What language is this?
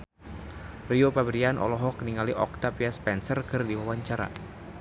Sundanese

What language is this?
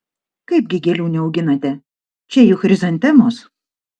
Lithuanian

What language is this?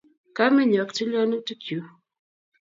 Kalenjin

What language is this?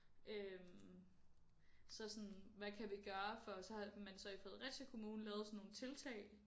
Danish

